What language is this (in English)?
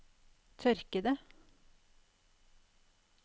Norwegian